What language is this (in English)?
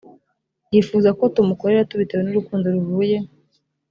Kinyarwanda